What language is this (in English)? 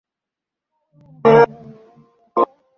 Bangla